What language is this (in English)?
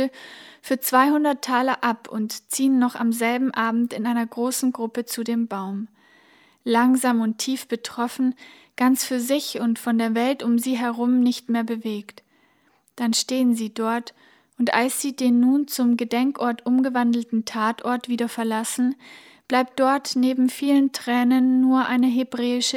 German